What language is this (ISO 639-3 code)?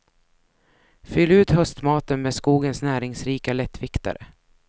swe